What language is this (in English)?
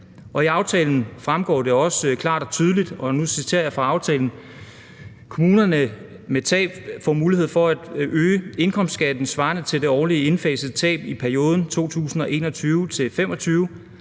Danish